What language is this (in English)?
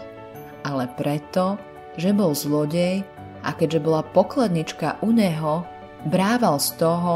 Slovak